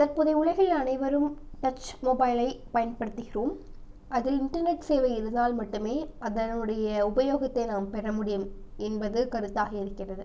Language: Tamil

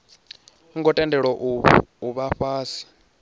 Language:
Venda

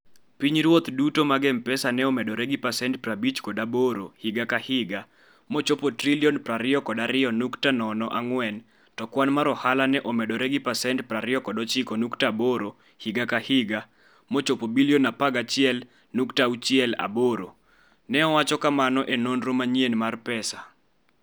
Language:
Luo (Kenya and Tanzania)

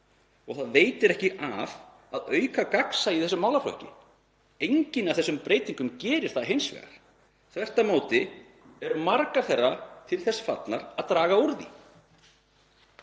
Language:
Icelandic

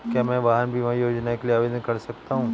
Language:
Hindi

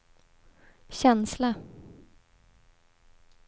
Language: Swedish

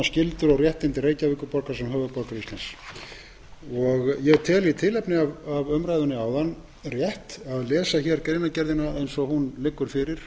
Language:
Icelandic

